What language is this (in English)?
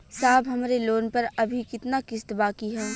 Bhojpuri